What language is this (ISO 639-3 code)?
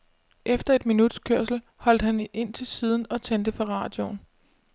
dan